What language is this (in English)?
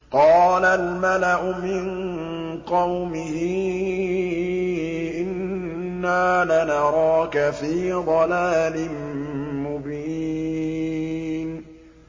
Arabic